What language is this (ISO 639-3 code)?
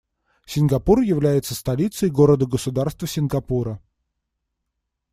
rus